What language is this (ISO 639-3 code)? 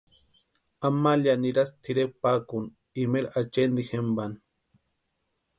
pua